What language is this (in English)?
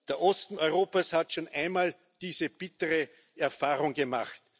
German